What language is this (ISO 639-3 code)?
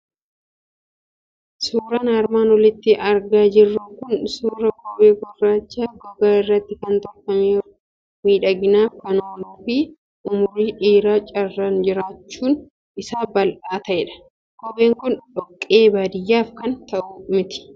orm